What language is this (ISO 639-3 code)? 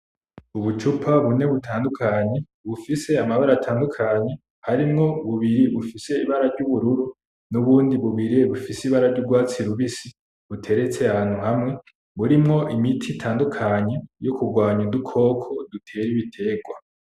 run